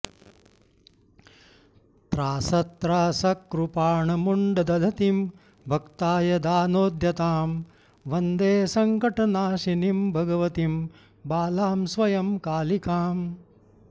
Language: Sanskrit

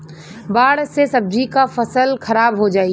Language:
Bhojpuri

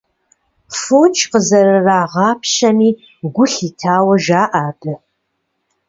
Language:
Kabardian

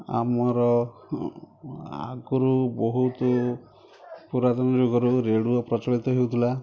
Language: Odia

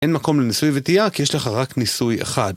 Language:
Hebrew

